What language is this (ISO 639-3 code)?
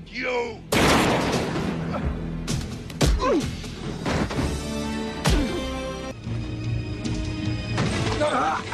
spa